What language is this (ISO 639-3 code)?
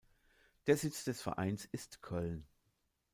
deu